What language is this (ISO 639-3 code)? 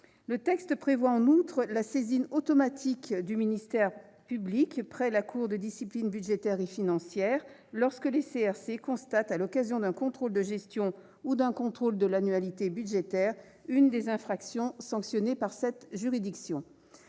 fra